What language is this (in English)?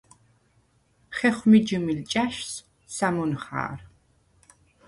Svan